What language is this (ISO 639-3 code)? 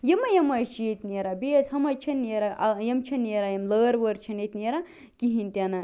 kas